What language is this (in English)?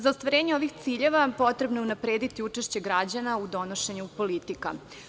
Serbian